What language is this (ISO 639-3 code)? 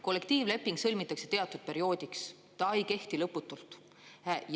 est